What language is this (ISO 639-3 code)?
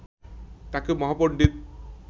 ben